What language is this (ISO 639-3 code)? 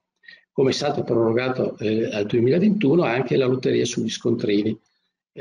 ita